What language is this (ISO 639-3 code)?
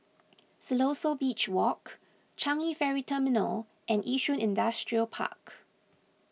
eng